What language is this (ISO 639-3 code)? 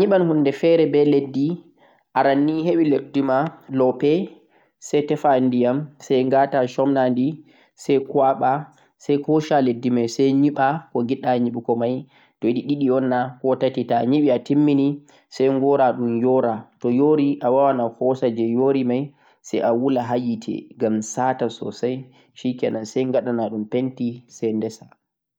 fuq